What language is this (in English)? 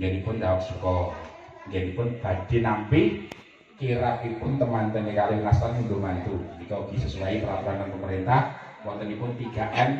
Indonesian